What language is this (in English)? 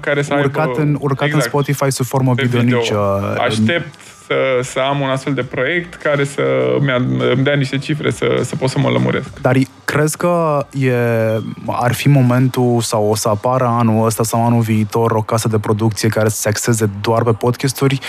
Romanian